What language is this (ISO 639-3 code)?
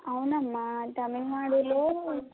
tel